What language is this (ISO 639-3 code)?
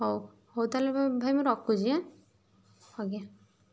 ori